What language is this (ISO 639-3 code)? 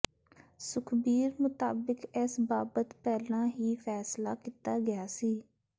pan